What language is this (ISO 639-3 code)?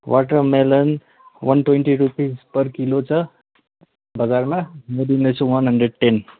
nep